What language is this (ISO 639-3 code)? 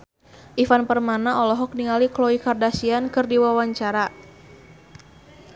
sun